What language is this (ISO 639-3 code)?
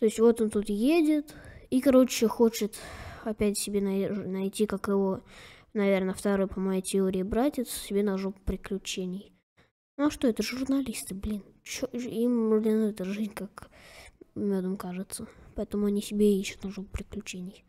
rus